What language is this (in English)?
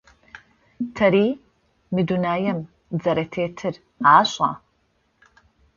Adyghe